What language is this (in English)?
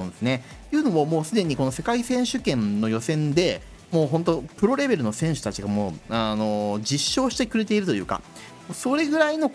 Japanese